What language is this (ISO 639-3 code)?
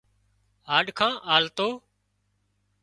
kxp